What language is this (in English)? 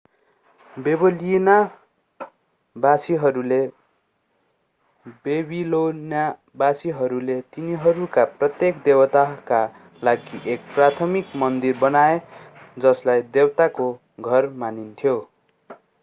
Nepali